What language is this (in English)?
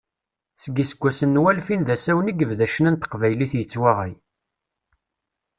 Kabyle